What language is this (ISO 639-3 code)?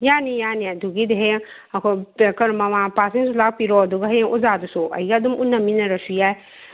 mni